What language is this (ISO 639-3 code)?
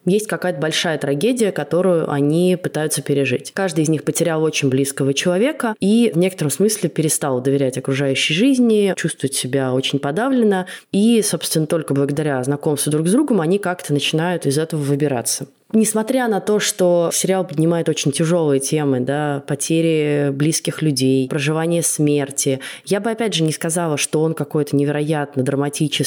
rus